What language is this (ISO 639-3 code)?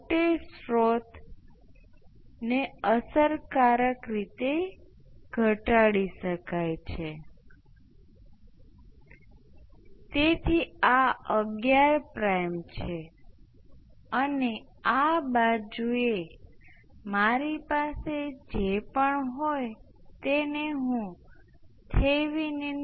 guj